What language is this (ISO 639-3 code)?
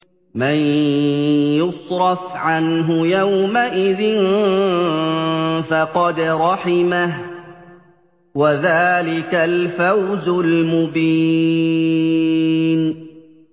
ara